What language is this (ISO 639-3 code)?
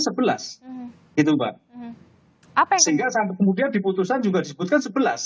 ind